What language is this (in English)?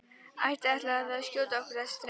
Icelandic